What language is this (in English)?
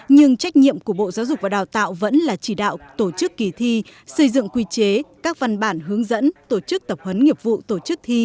Vietnamese